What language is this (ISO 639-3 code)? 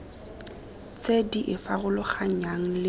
tsn